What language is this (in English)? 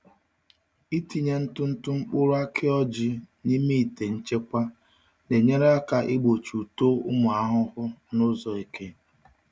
Igbo